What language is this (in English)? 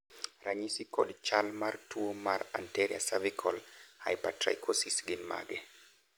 Luo (Kenya and Tanzania)